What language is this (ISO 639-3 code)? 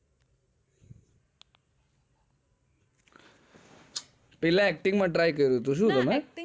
guj